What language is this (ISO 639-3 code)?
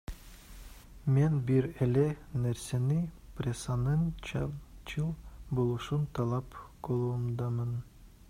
kir